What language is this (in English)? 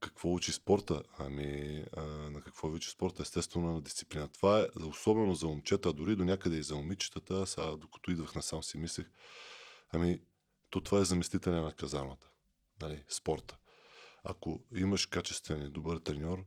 Bulgarian